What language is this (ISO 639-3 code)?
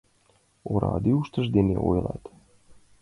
chm